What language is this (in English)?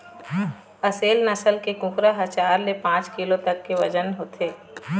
Chhattisgarhi